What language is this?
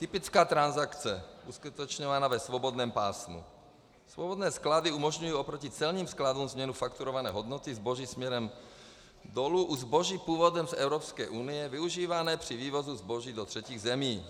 Czech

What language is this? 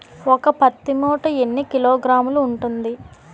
Telugu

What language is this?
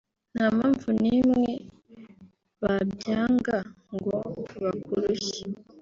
Kinyarwanda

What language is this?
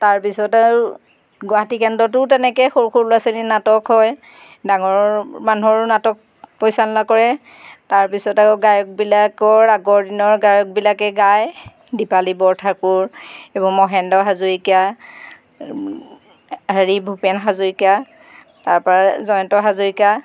Assamese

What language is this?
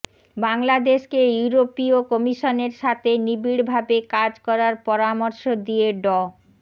Bangla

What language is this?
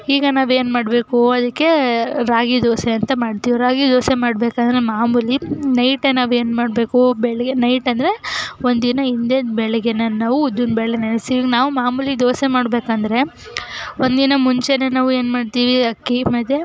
Kannada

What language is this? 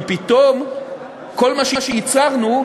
Hebrew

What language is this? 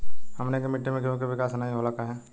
Bhojpuri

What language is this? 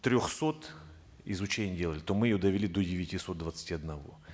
Kazakh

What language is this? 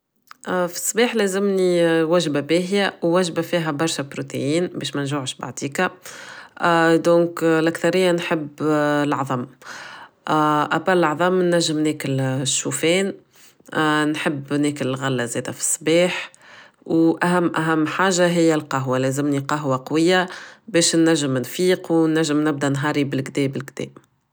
Tunisian Arabic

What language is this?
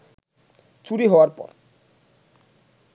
Bangla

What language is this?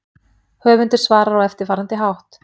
Icelandic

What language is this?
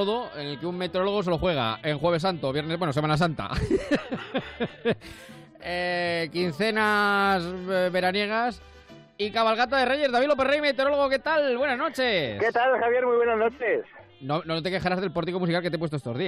Spanish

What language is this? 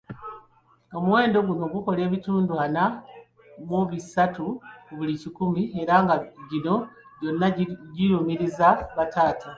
Ganda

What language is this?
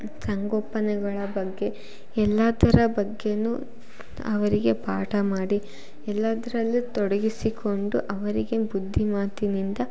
Kannada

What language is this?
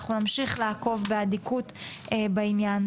Hebrew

